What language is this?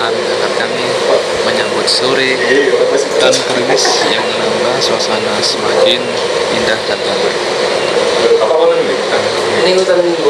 Indonesian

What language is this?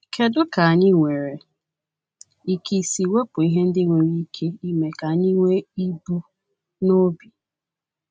Igbo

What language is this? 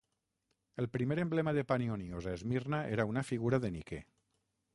Catalan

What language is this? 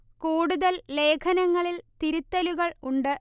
Malayalam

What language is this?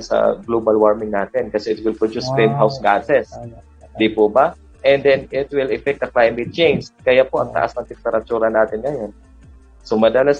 Filipino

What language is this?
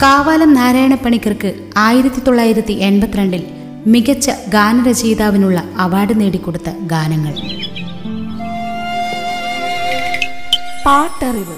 Malayalam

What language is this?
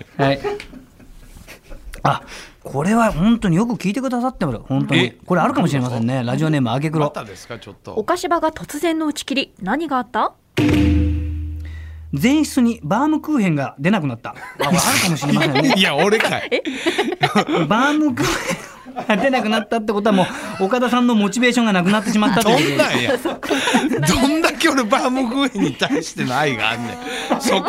Japanese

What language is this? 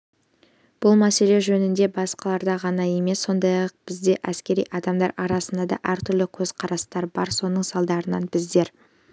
Kazakh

